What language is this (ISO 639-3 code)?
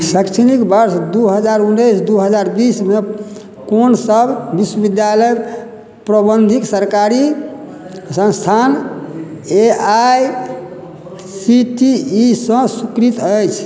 mai